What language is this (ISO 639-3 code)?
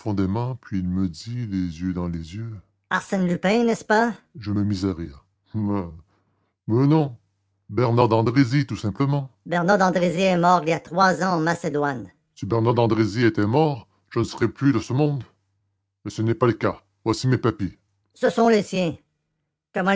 fra